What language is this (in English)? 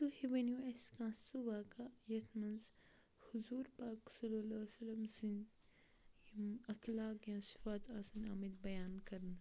Kashmiri